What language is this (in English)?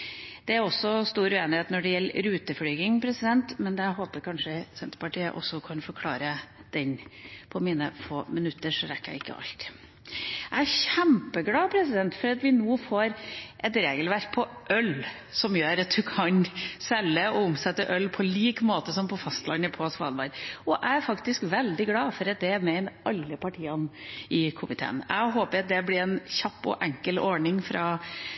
Norwegian Bokmål